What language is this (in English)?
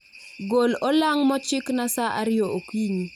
Luo (Kenya and Tanzania)